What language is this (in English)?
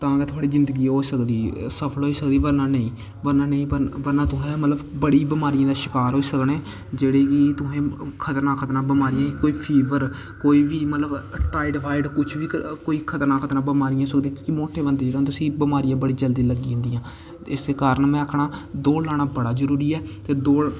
Dogri